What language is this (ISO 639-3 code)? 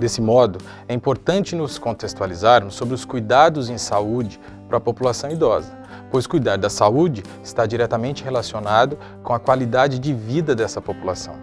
por